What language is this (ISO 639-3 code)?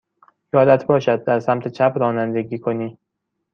fas